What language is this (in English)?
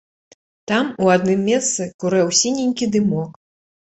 Belarusian